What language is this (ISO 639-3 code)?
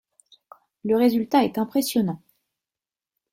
fra